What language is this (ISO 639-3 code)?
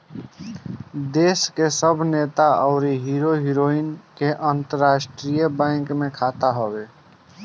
bho